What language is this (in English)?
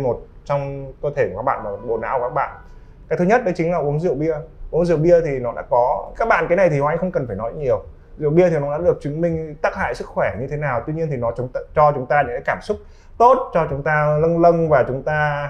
Vietnamese